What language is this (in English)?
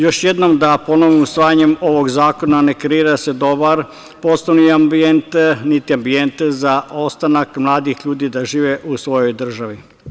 Serbian